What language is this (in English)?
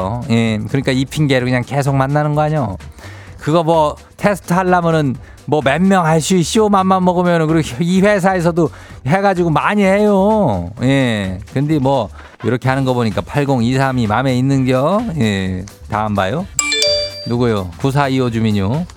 Korean